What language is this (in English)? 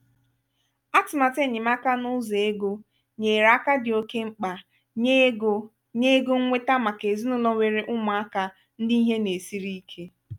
Igbo